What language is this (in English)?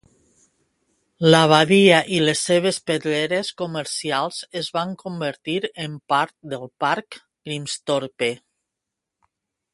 Catalan